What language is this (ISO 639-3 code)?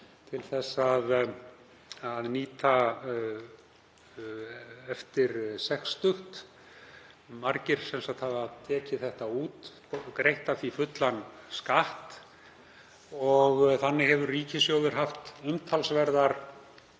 isl